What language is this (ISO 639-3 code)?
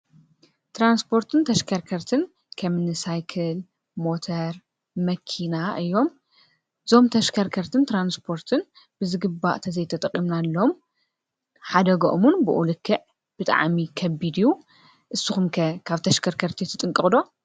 tir